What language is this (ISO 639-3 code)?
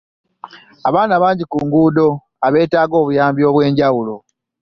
lug